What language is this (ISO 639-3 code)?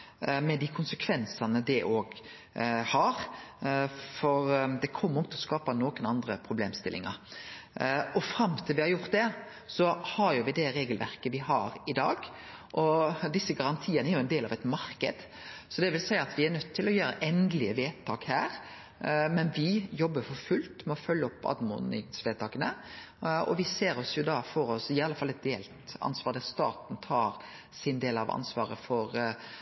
nno